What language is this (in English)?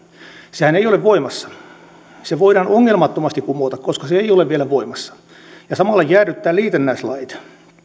Finnish